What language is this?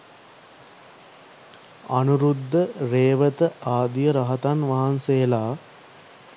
Sinhala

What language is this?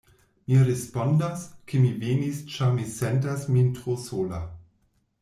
Esperanto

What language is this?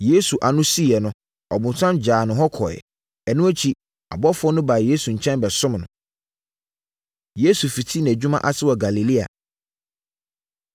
Akan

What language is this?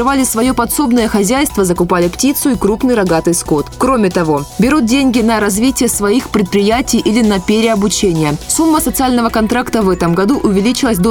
Russian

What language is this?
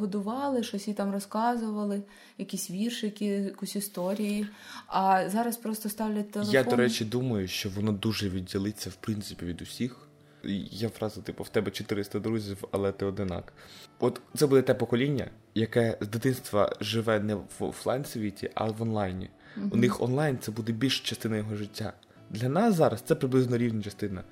Ukrainian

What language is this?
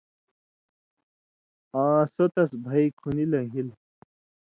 Indus Kohistani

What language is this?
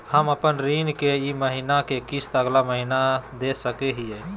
Magahi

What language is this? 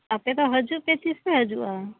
Santali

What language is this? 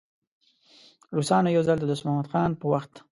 Pashto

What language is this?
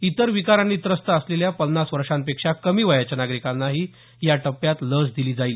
Marathi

